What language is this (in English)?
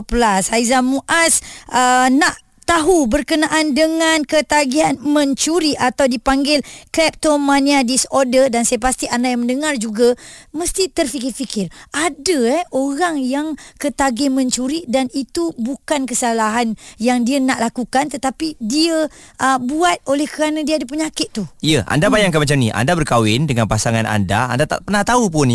Malay